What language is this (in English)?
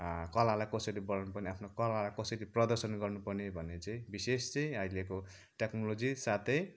Nepali